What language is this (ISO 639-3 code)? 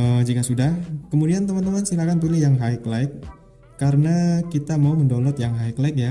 ind